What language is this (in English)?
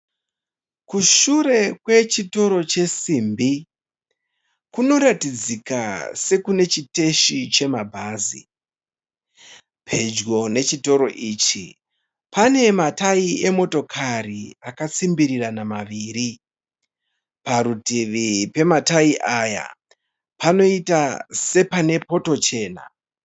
Shona